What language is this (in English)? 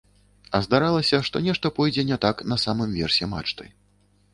Belarusian